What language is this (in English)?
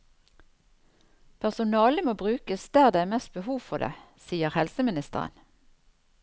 Norwegian